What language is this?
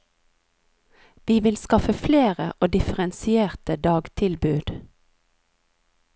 Norwegian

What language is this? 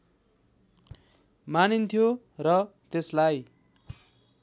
Nepali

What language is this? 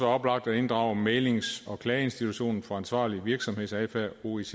Danish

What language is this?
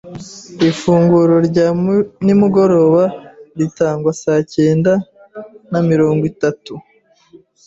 Kinyarwanda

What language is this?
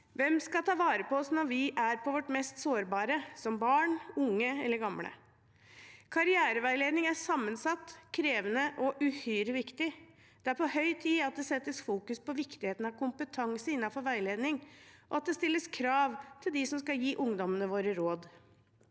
Norwegian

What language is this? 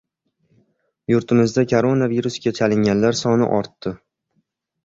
Uzbek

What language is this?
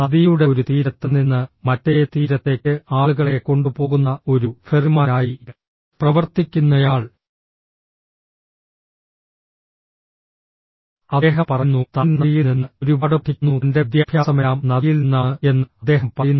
Malayalam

